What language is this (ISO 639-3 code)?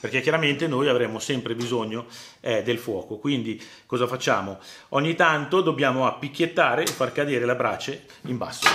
ita